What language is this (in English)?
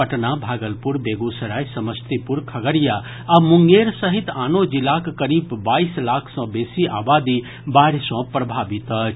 Maithili